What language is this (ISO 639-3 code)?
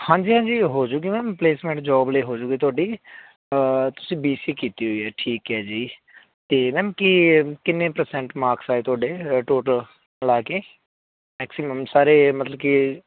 pan